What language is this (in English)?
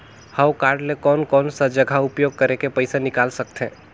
Chhattisgarhi